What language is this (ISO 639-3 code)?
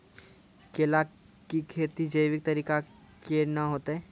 mai